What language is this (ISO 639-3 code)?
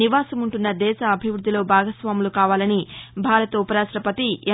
tel